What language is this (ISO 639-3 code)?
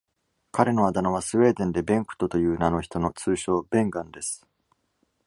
jpn